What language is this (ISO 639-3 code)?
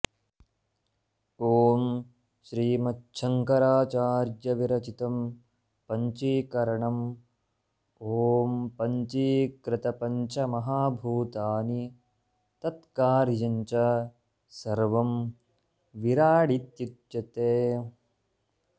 san